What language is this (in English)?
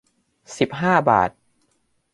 Thai